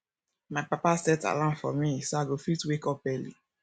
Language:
Nigerian Pidgin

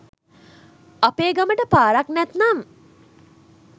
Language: Sinhala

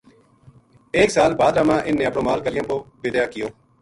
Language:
Gujari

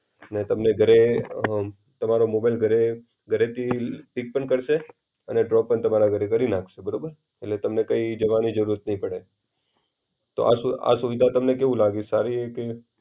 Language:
Gujarati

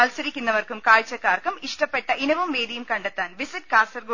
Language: Malayalam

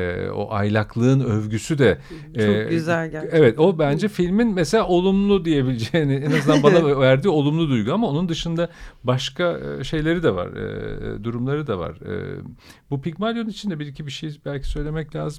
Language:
Turkish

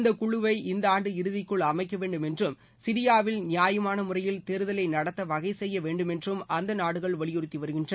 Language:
Tamil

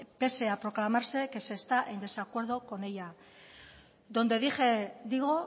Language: Spanish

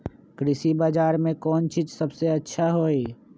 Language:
Magahi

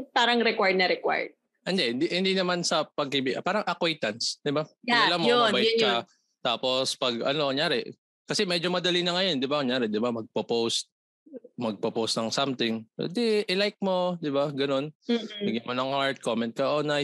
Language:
Filipino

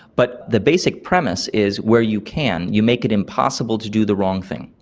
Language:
English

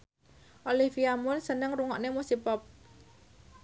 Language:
Javanese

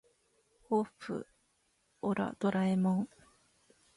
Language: Japanese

